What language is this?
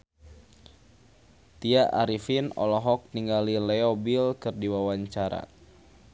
Sundanese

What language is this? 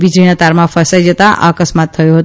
Gujarati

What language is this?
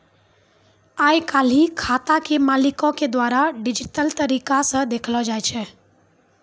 Maithili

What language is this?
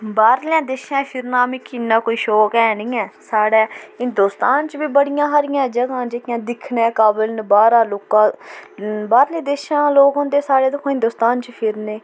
Dogri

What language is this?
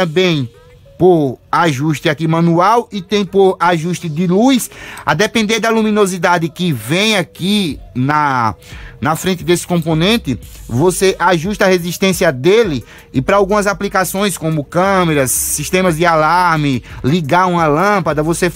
Portuguese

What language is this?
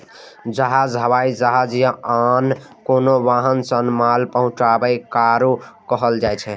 Maithili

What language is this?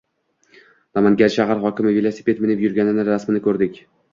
Uzbek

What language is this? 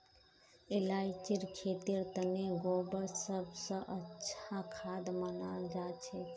Magahi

